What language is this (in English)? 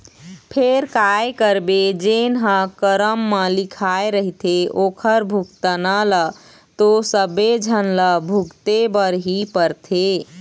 Chhattisgarhi